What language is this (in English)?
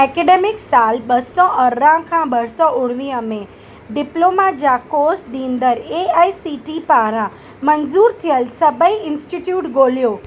Sindhi